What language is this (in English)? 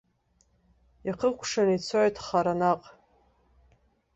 Abkhazian